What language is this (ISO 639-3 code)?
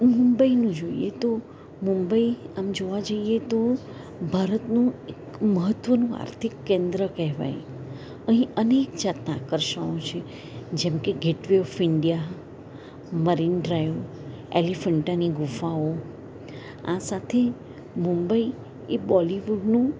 guj